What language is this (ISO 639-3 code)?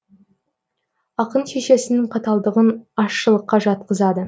kaz